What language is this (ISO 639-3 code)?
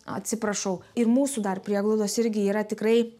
lit